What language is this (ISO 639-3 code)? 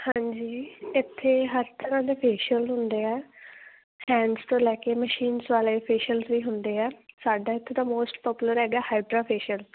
pan